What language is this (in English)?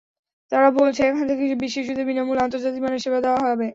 Bangla